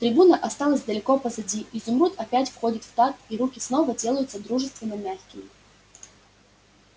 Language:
Russian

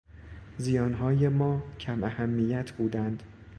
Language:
Persian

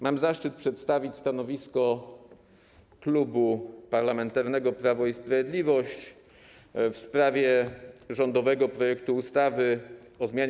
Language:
Polish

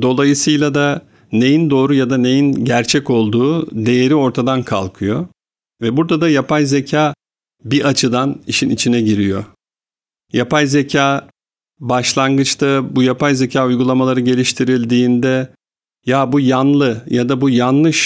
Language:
Turkish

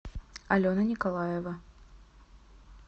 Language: Russian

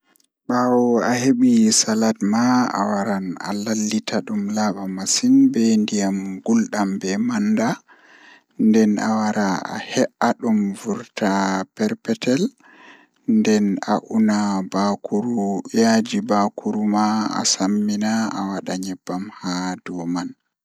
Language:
Fula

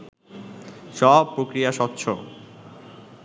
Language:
Bangla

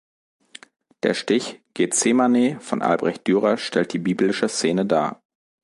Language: German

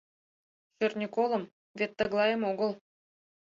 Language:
Mari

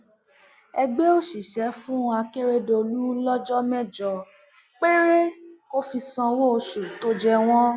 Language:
Yoruba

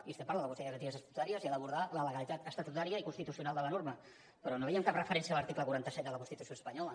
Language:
Catalan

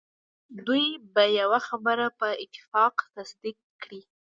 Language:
Pashto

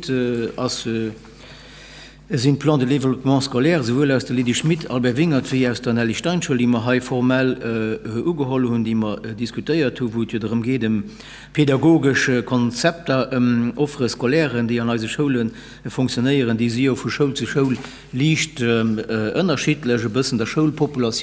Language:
German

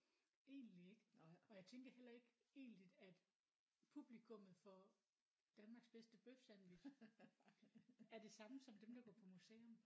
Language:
Danish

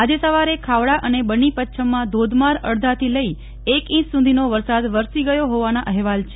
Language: Gujarati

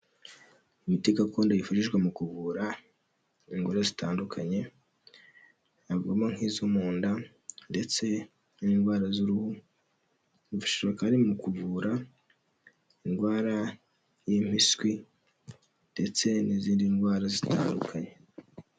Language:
Kinyarwanda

